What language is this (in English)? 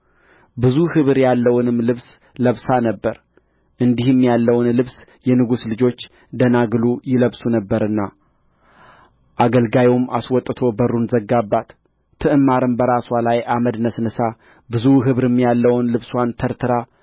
Amharic